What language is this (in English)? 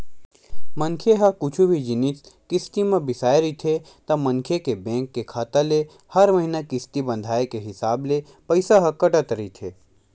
Chhattisgarhi